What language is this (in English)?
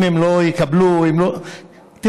Hebrew